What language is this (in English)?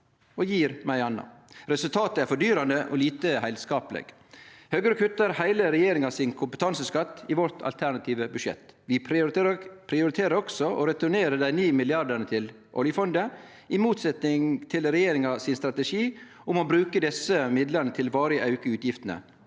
Norwegian